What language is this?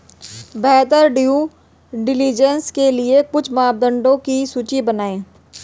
Hindi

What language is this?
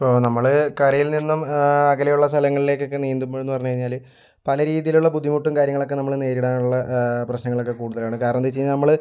Malayalam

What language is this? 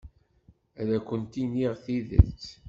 Kabyle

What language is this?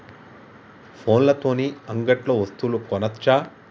Telugu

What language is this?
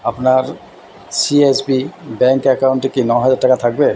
Bangla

